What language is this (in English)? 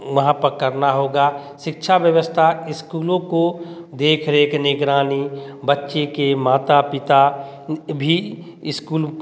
Hindi